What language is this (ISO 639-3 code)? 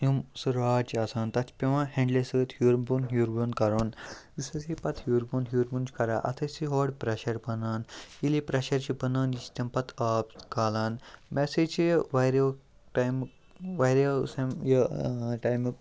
kas